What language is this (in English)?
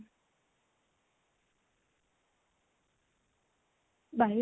Assamese